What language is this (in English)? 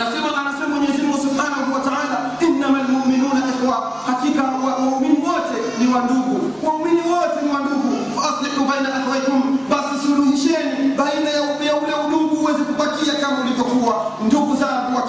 Swahili